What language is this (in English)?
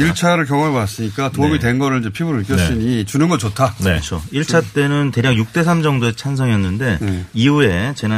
Korean